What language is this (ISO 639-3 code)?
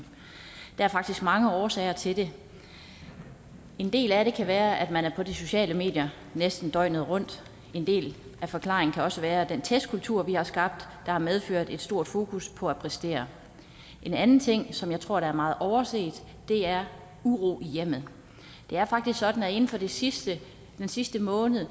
dan